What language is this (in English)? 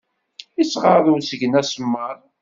Kabyle